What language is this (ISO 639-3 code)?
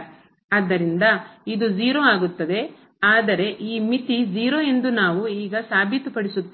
kan